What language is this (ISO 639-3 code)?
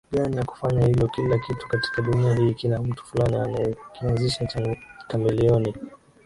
swa